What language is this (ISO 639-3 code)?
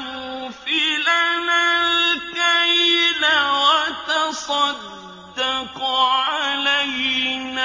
ara